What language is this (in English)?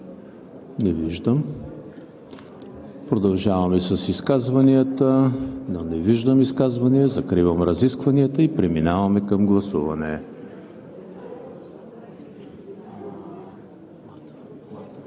Bulgarian